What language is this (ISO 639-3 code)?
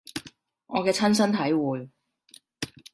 yue